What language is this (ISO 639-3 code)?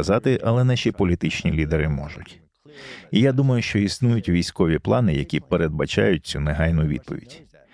ukr